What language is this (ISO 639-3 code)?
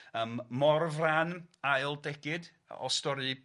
cym